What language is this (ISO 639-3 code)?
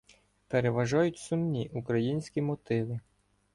ukr